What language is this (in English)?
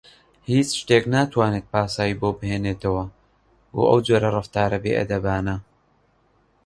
Central Kurdish